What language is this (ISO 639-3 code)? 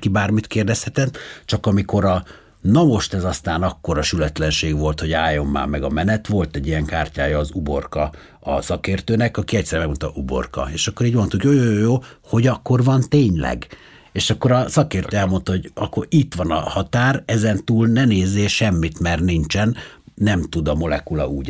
hun